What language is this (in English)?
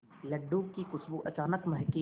Hindi